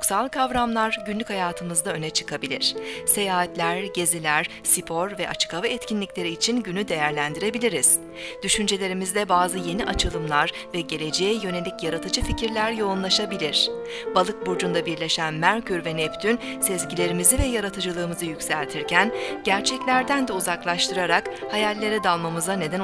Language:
Turkish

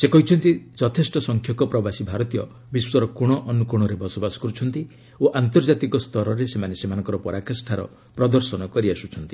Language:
Odia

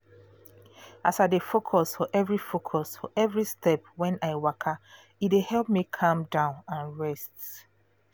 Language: Nigerian Pidgin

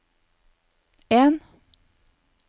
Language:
Norwegian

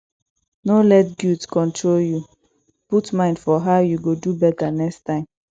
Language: Nigerian Pidgin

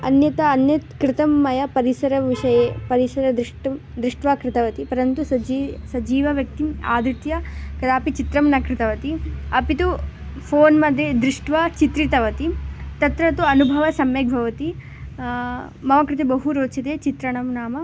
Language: Sanskrit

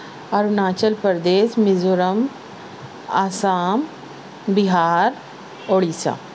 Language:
Urdu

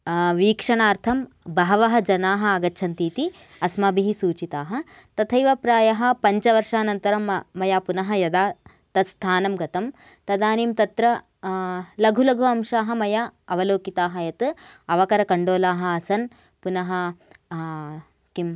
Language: Sanskrit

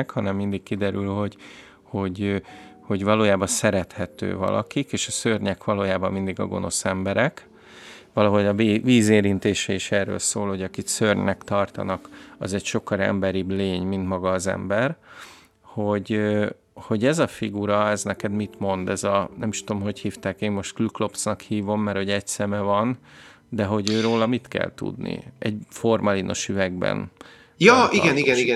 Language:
Hungarian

